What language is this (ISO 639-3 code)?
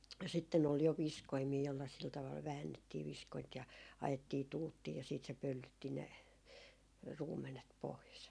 fin